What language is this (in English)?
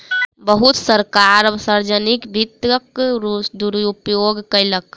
Maithili